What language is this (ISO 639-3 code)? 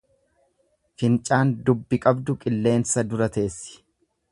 orm